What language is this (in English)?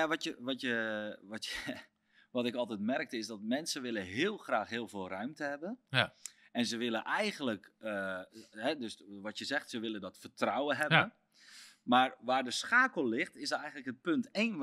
Dutch